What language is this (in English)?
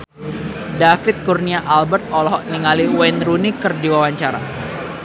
Sundanese